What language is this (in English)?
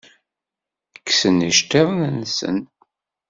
Kabyle